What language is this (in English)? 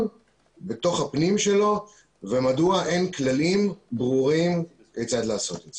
Hebrew